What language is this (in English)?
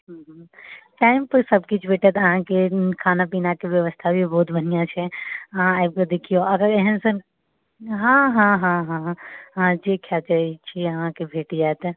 Maithili